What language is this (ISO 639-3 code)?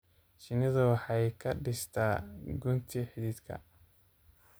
som